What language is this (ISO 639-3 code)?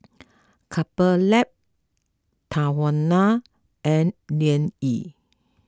eng